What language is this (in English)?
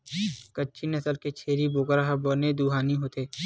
Chhattisgarhi